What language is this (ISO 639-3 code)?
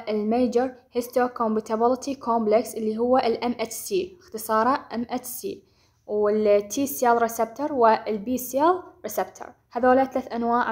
ara